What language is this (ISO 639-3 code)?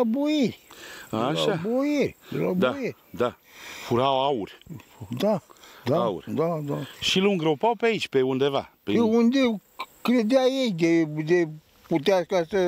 ron